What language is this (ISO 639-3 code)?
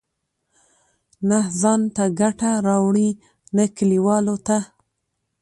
pus